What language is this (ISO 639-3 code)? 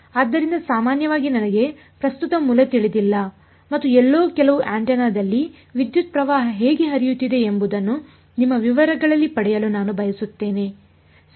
kan